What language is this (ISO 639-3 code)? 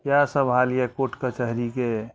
mai